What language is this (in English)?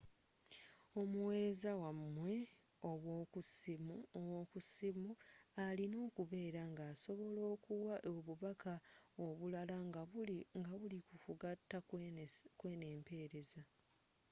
Ganda